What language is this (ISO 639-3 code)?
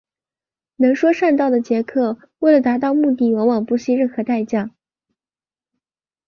zho